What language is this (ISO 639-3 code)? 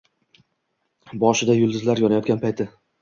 uzb